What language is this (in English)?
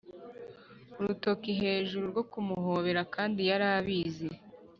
Kinyarwanda